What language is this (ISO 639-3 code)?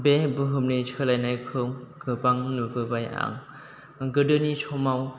brx